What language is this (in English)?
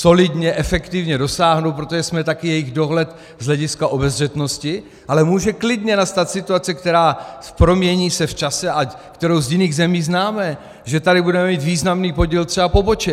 Czech